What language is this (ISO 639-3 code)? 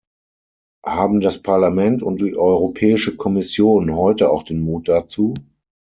deu